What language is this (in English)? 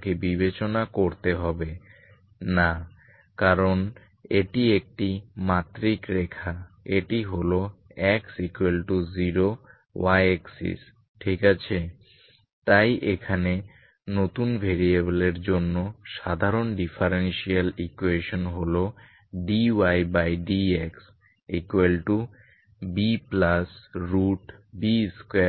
Bangla